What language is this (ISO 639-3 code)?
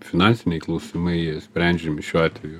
lit